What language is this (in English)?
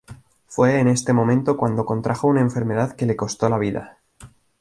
Spanish